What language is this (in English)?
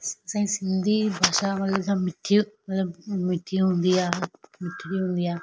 Sindhi